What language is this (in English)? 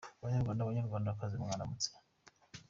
Kinyarwanda